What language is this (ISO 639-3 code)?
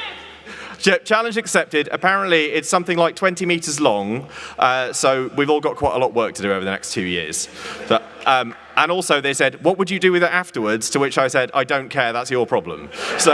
eng